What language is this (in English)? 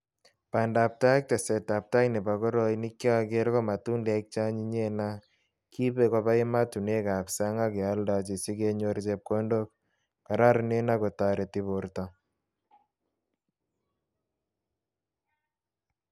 Kalenjin